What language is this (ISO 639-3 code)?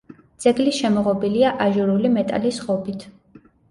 kat